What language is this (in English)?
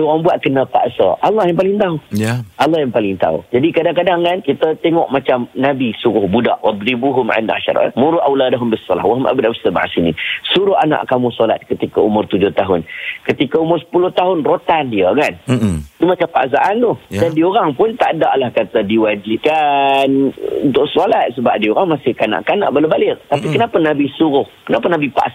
Malay